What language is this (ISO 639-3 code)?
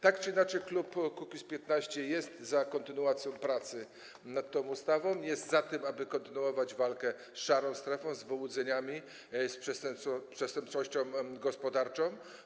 pol